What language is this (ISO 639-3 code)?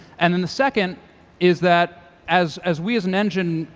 eng